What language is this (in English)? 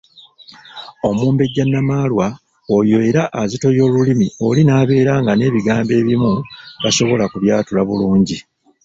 Ganda